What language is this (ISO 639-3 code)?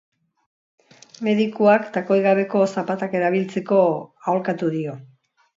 eus